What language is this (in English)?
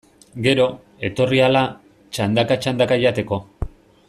Basque